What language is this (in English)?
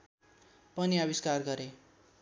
Nepali